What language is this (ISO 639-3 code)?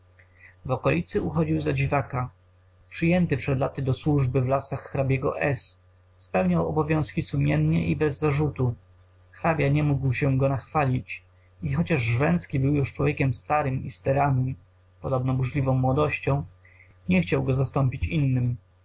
pol